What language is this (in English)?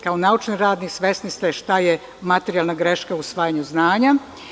Serbian